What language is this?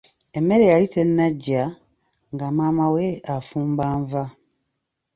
Ganda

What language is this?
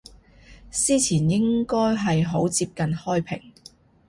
Cantonese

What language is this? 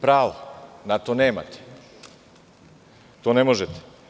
Serbian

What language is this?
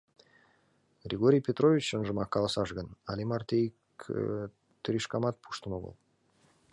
Mari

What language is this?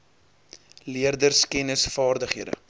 Afrikaans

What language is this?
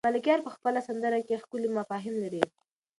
Pashto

